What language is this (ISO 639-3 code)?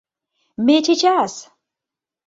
chm